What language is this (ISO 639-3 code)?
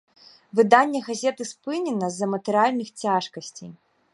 bel